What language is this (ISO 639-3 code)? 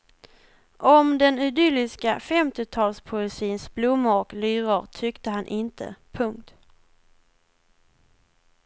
swe